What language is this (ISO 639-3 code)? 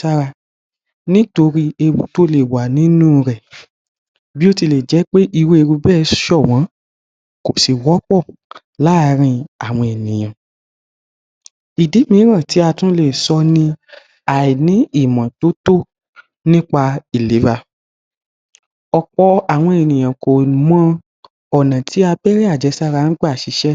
yor